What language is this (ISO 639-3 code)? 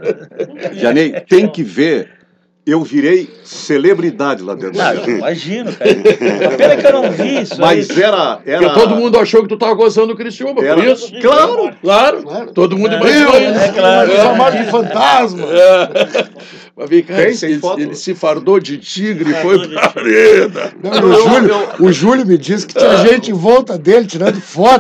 por